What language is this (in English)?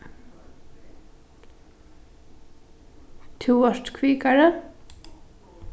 Faroese